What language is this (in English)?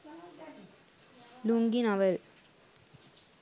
Sinhala